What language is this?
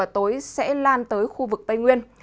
Vietnamese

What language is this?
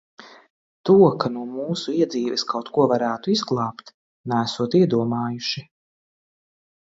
Latvian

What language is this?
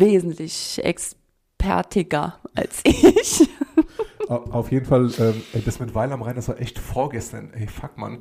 German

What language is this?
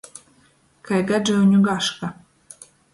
Latgalian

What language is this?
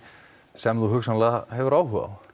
Icelandic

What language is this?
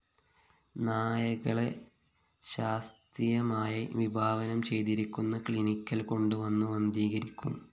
Malayalam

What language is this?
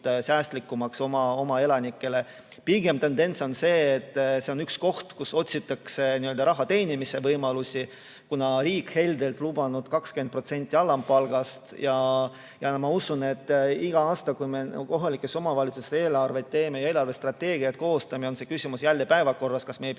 Estonian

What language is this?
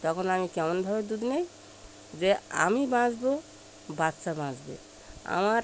Bangla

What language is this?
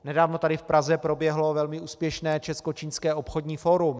Czech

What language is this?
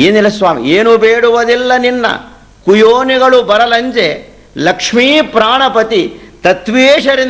Hindi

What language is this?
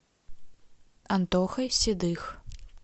Russian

